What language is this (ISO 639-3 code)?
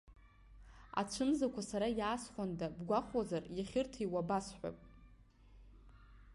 abk